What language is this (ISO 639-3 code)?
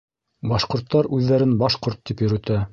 bak